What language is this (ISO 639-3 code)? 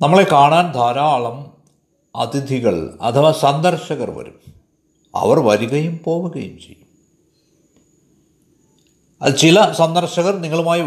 mal